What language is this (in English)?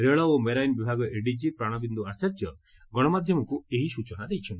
Odia